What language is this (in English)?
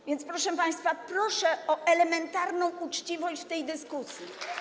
Polish